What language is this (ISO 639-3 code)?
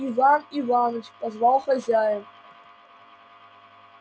rus